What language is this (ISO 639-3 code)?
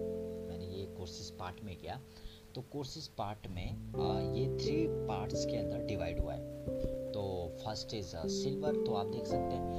hin